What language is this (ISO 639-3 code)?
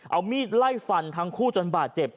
tha